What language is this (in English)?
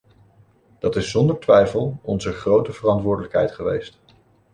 Dutch